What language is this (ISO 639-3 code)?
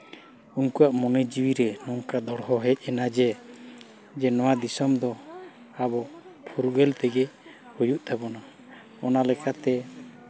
sat